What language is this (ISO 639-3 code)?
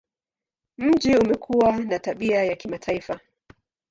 swa